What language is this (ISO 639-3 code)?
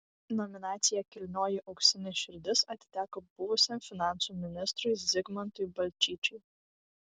lit